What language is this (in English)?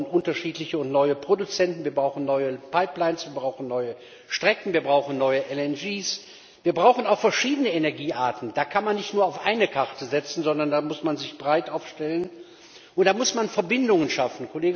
German